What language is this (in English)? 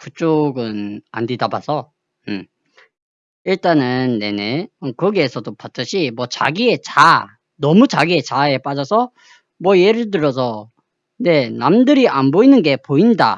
Korean